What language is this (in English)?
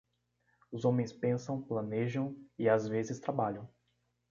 Portuguese